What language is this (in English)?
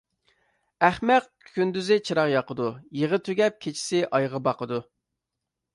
Uyghur